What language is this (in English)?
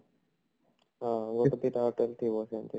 Odia